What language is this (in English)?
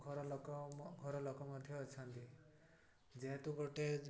Odia